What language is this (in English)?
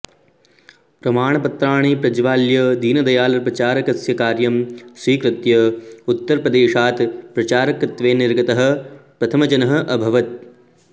Sanskrit